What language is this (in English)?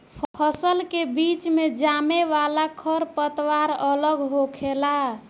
Bhojpuri